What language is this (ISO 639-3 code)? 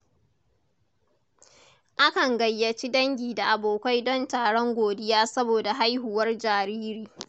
hau